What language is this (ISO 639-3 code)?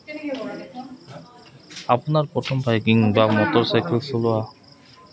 asm